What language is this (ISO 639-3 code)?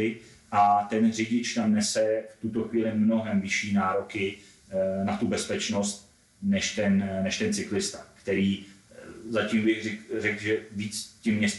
ces